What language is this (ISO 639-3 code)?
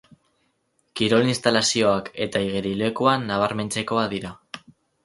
eus